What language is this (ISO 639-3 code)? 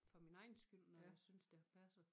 dan